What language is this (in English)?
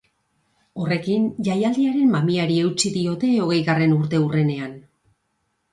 Basque